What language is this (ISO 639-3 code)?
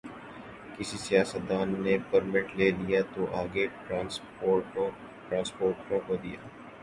urd